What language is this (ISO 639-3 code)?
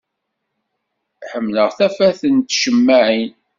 kab